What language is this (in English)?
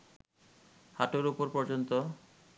Bangla